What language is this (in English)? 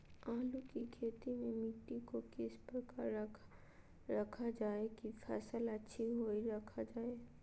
Magahi